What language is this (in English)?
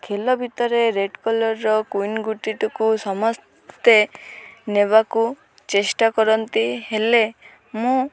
Odia